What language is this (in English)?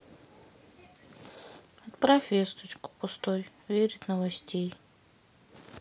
Russian